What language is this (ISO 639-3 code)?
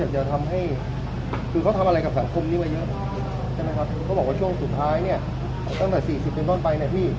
tha